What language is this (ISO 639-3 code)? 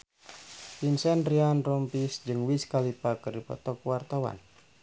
sun